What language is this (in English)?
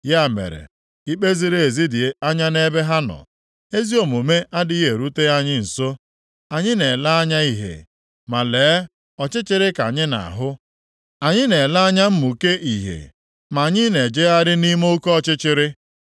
Igbo